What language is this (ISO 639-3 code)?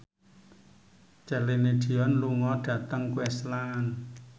jav